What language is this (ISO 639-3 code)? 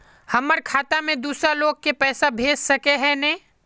mag